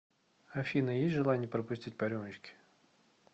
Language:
Russian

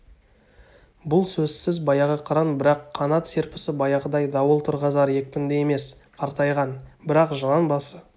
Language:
Kazakh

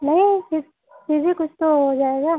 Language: Hindi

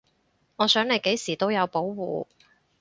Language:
Cantonese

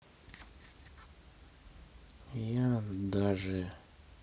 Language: Russian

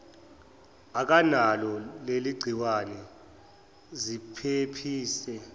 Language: Zulu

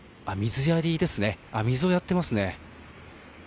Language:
Japanese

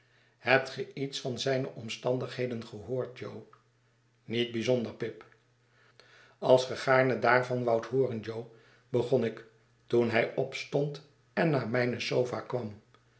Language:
Dutch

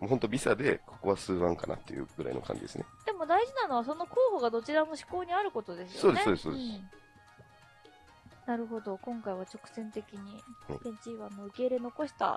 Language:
Japanese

